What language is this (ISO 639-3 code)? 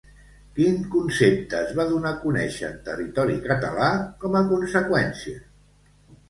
cat